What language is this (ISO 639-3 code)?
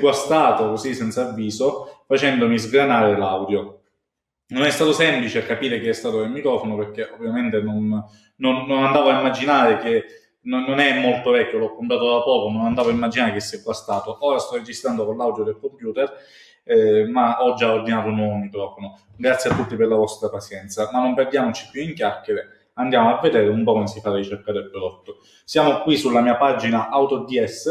ita